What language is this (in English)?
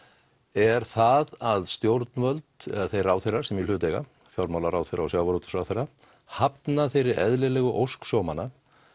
Icelandic